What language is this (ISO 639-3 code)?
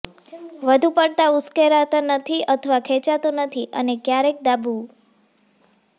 guj